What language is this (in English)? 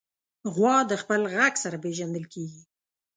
Pashto